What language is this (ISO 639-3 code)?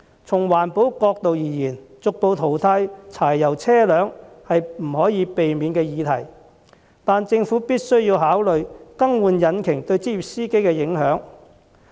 yue